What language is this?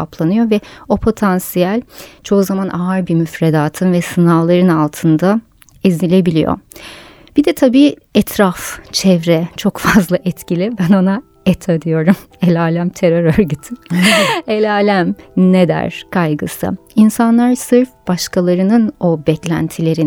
Turkish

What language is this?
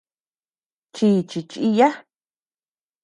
Tepeuxila Cuicatec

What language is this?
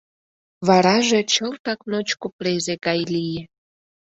Mari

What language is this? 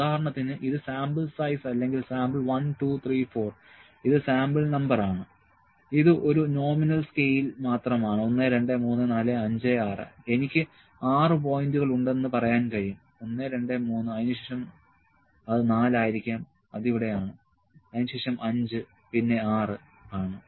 Malayalam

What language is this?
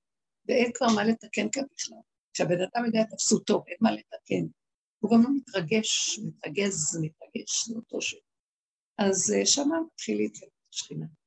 Hebrew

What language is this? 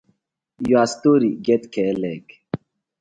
Nigerian Pidgin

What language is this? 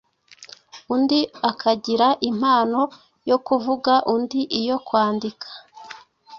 Kinyarwanda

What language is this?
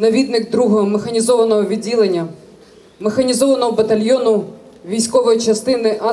Ukrainian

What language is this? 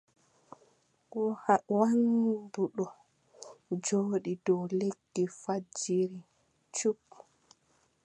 Adamawa Fulfulde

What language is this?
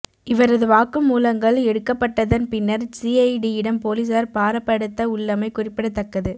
Tamil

